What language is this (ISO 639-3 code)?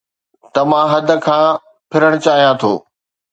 snd